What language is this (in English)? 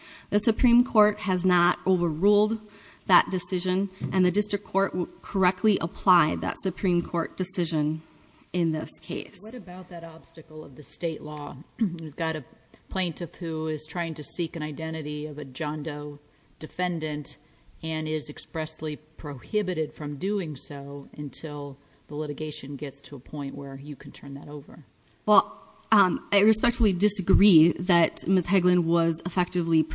English